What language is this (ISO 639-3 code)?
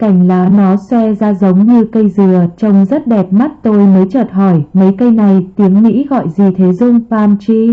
vie